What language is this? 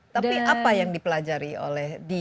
Indonesian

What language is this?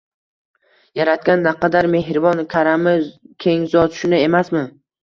Uzbek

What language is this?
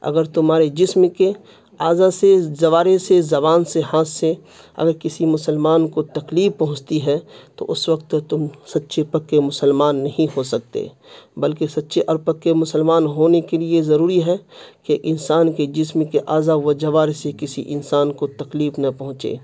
Urdu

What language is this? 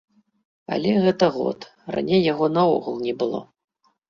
Belarusian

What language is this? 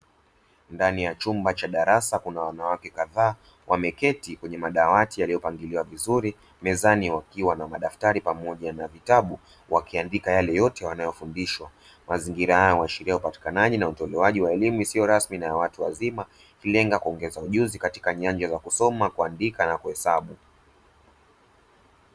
Swahili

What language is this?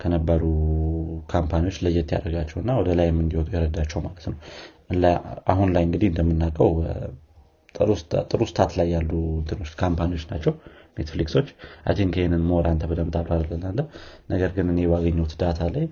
Amharic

